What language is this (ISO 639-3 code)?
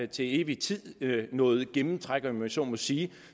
dan